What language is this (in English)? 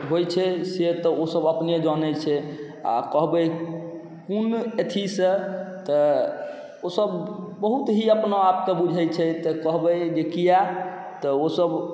Maithili